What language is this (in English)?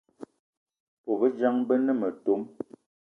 Eton (Cameroon)